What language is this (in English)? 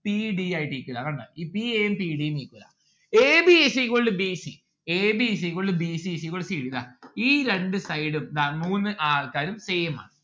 Malayalam